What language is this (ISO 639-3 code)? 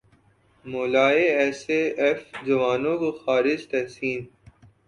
urd